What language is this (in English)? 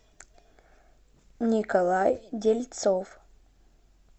Russian